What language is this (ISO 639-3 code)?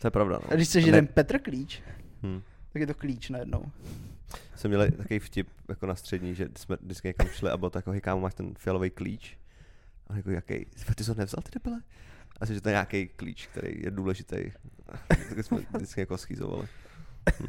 ces